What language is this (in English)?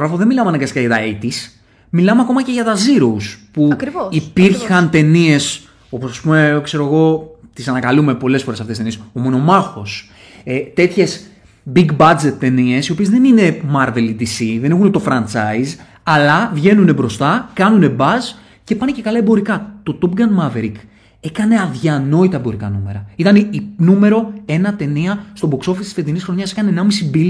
Greek